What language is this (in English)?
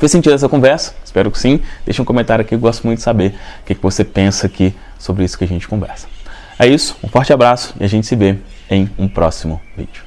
Portuguese